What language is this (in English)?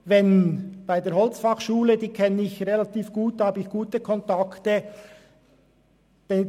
Swiss German